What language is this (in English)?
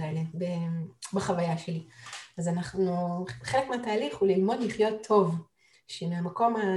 Hebrew